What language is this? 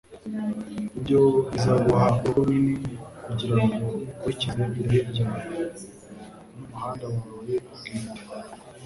Kinyarwanda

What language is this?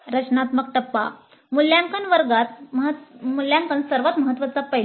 Marathi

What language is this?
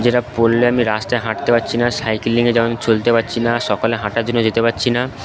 Bangla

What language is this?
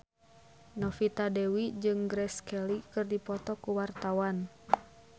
Sundanese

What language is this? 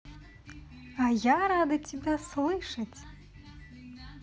Russian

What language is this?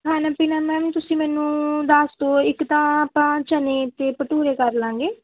Punjabi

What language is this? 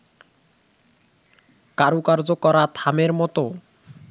Bangla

